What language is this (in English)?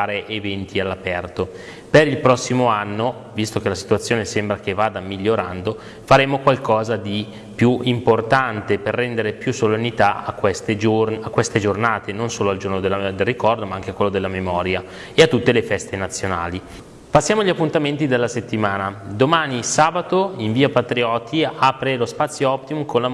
Italian